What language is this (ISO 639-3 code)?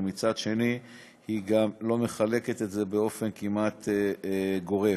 heb